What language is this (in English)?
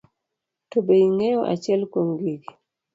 Luo (Kenya and Tanzania)